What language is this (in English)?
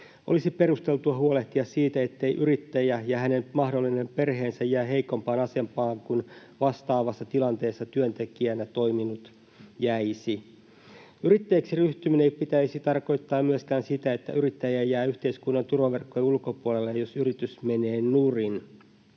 Finnish